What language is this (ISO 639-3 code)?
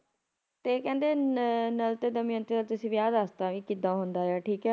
pan